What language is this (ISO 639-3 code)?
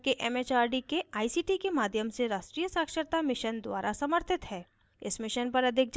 hin